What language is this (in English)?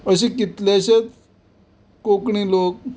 Konkani